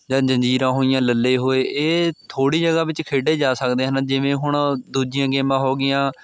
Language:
Punjabi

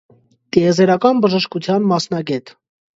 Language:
Armenian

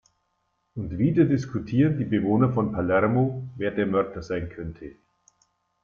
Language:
German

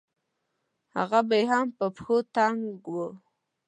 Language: Pashto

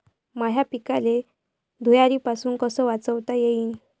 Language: Marathi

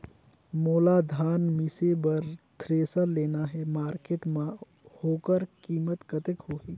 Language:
Chhattisgarhi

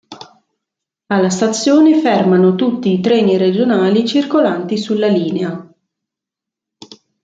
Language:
Italian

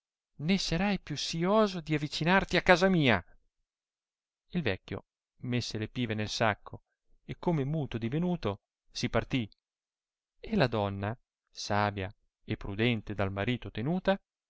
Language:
Italian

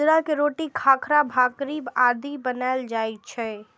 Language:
Maithili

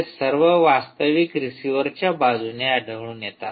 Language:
Marathi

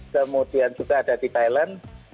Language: Indonesian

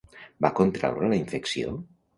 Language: Catalan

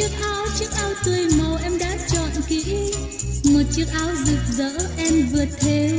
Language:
Vietnamese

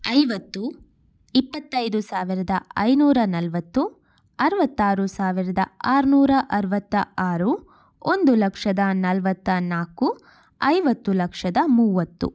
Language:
Kannada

